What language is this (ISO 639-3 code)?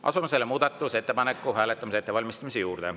est